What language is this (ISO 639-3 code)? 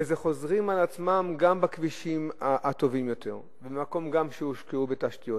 heb